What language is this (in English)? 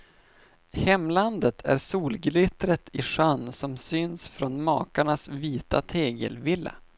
Swedish